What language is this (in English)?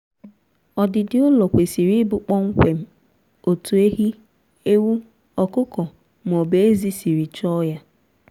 Igbo